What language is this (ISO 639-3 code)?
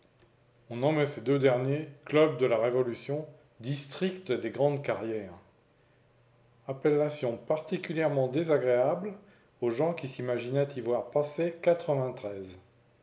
fra